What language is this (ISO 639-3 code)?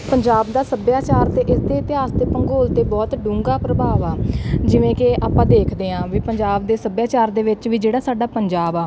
pan